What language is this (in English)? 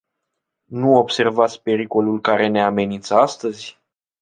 Romanian